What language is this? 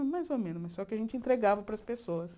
Portuguese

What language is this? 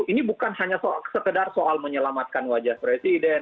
Indonesian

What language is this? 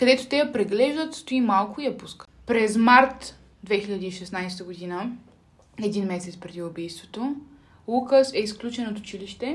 Bulgarian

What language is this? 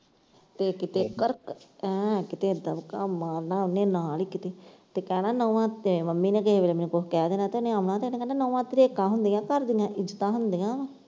Punjabi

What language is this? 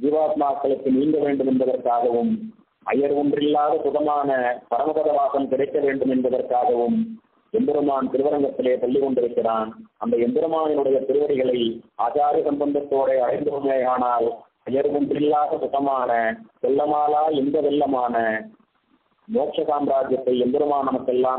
Arabic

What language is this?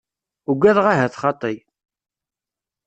Kabyle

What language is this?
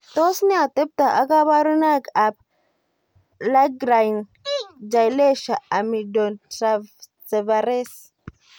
Kalenjin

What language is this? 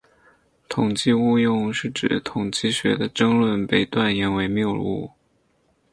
Chinese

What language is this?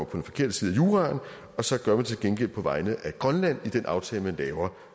Danish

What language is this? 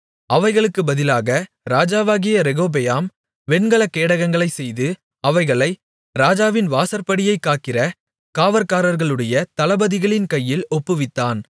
Tamil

